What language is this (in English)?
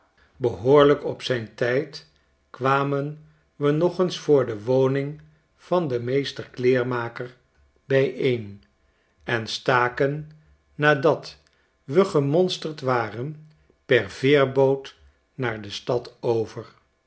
Dutch